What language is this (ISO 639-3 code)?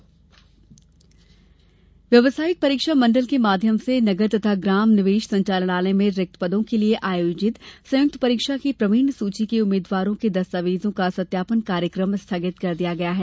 hin